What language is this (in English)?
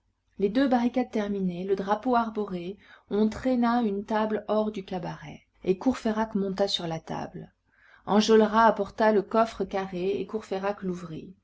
French